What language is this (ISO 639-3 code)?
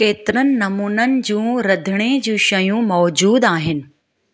snd